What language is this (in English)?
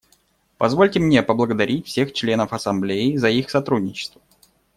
Russian